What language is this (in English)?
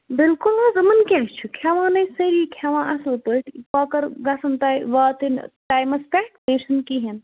Kashmiri